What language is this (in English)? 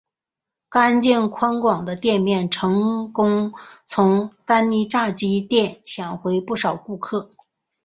Chinese